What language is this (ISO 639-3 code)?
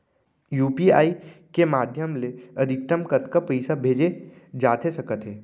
hne